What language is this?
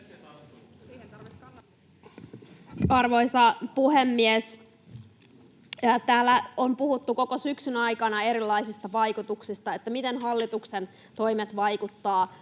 Finnish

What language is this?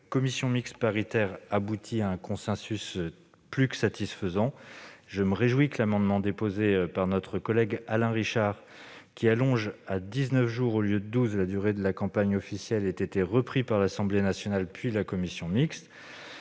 French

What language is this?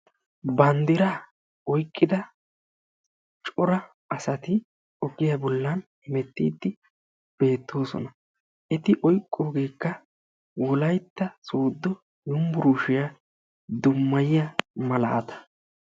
Wolaytta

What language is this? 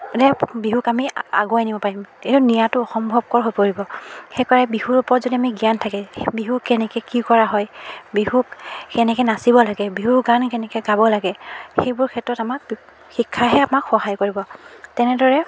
Assamese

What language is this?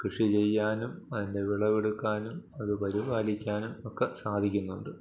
Malayalam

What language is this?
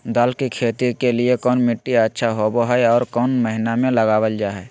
Magahi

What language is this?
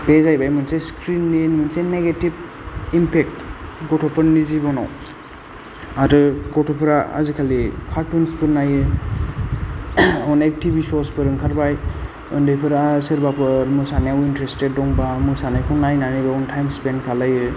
Bodo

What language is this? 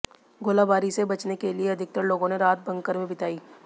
Hindi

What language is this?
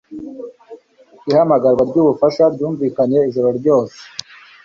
Kinyarwanda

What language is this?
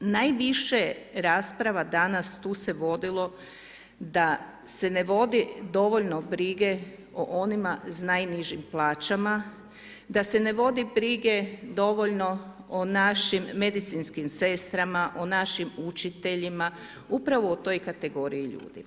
Croatian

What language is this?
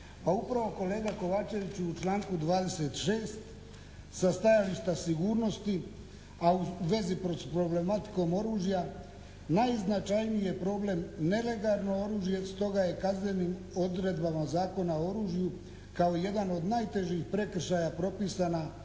Croatian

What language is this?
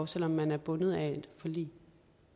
Danish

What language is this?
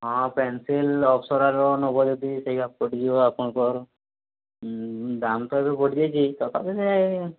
Odia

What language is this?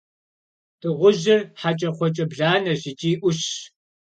Kabardian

